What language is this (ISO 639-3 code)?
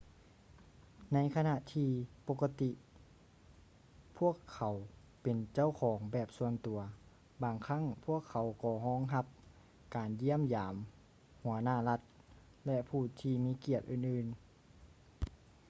lao